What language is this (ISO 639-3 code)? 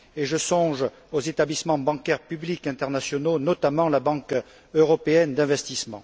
fra